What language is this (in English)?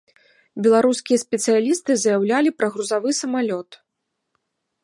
Belarusian